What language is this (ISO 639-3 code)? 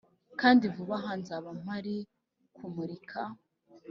kin